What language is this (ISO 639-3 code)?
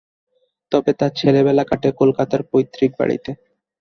ben